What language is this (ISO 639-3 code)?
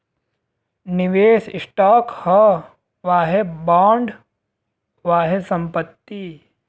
bho